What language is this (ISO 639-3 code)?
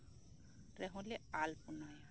sat